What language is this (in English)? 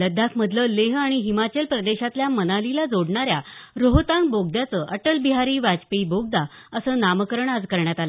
Marathi